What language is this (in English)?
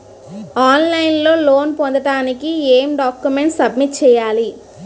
Telugu